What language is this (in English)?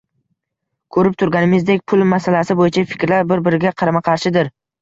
Uzbek